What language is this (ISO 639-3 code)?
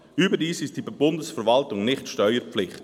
gsw